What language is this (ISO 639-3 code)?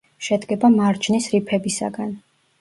kat